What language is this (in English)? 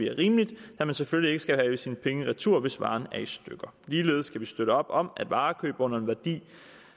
Danish